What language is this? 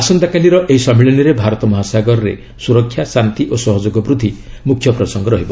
Odia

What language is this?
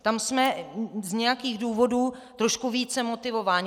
Czech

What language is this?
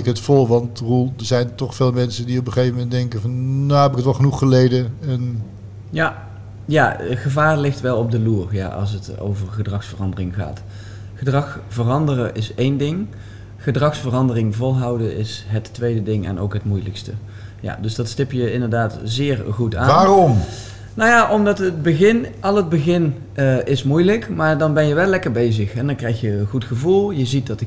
Dutch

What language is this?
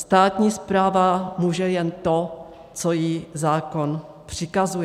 Czech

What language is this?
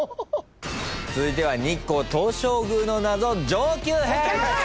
Japanese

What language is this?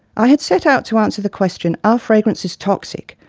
English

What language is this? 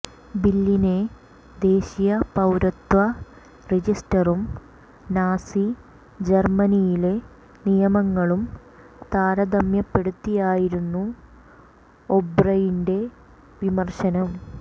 Malayalam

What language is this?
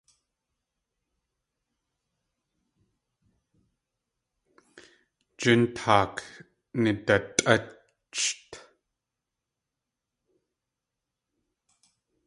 Tlingit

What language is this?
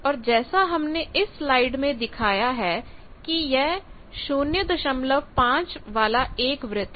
Hindi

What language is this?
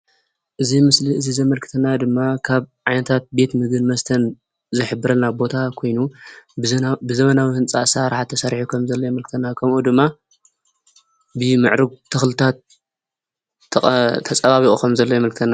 Tigrinya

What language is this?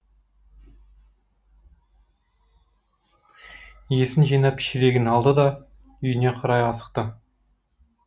Kazakh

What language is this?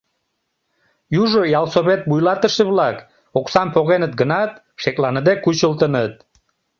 Mari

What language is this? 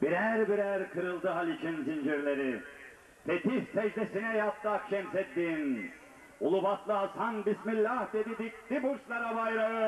Turkish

